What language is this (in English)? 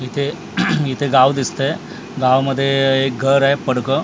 Marathi